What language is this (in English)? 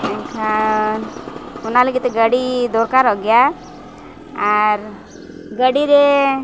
Santali